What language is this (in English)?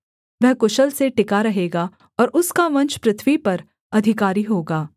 Hindi